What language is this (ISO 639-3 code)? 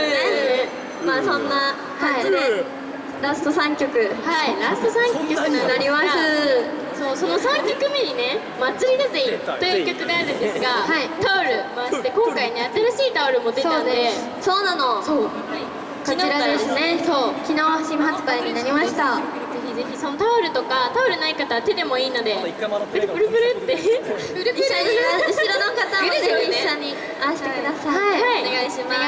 jpn